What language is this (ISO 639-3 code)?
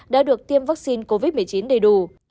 vie